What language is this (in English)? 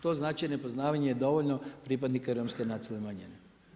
Croatian